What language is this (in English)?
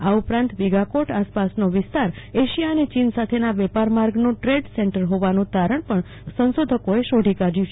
Gujarati